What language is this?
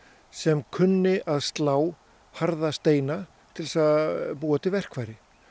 Icelandic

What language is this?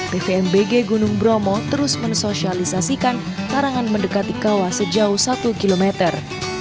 Indonesian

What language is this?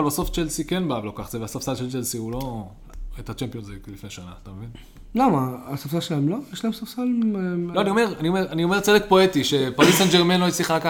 Hebrew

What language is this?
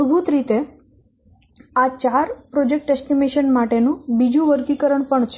Gujarati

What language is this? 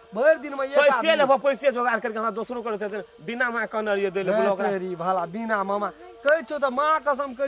Romanian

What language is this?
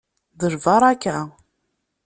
Kabyle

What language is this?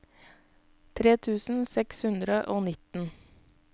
Norwegian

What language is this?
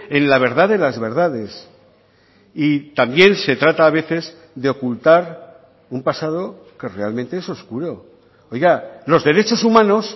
Spanish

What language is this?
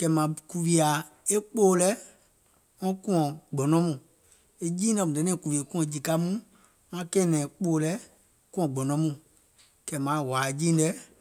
Gola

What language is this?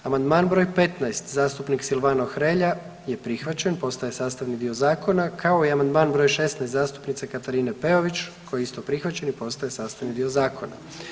Croatian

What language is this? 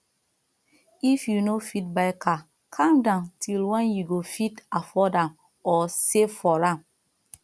Nigerian Pidgin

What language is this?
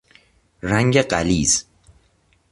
Persian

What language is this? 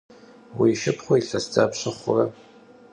Kabardian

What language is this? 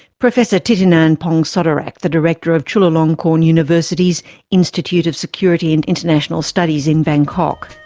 English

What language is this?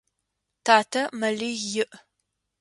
Adyghe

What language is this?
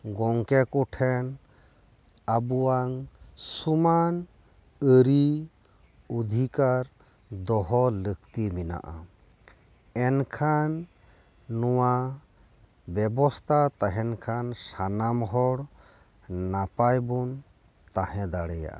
Santali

